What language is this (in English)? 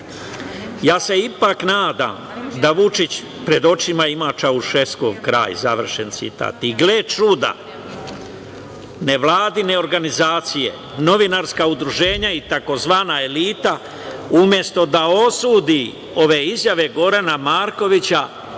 Serbian